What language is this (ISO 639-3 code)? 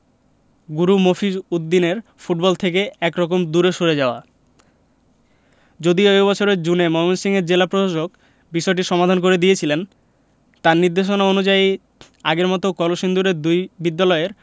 ben